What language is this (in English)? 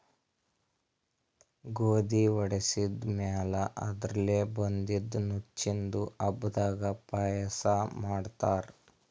Kannada